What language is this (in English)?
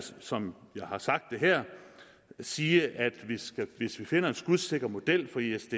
Danish